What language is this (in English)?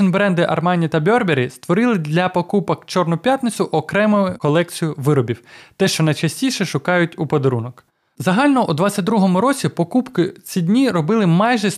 Ukrainian